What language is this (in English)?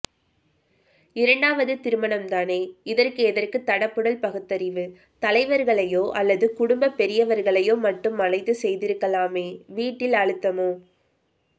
Tamil